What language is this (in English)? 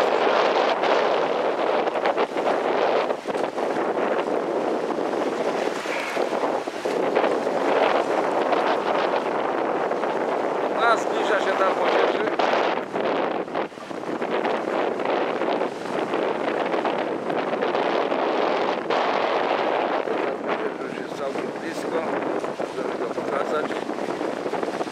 Polish